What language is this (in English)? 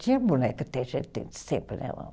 Portuguese